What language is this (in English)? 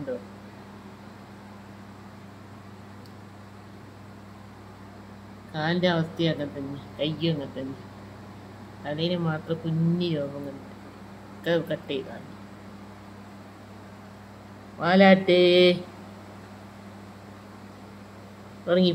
Arabic